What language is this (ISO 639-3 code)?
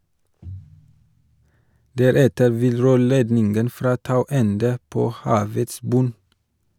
nor